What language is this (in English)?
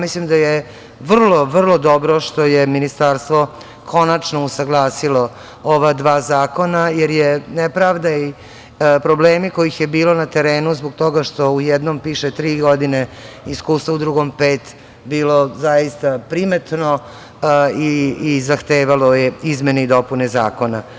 Serbian